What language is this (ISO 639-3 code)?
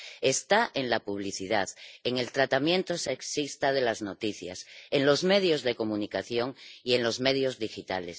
spa